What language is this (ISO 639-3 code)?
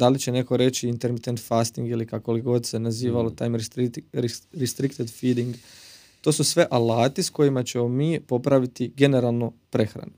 hrv